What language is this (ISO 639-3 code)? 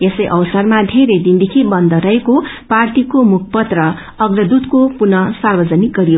nep